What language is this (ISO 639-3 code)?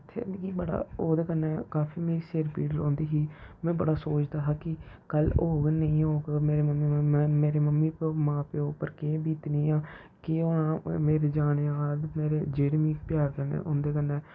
doi